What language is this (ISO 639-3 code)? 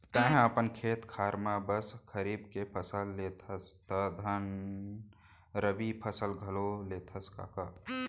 hne